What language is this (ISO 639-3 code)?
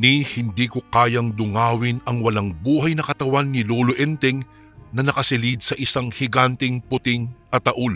fil